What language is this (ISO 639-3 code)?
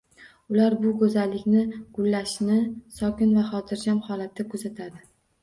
uzb